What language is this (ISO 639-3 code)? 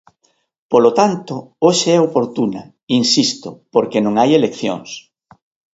glg